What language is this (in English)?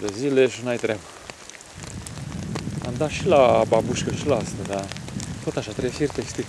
Romanian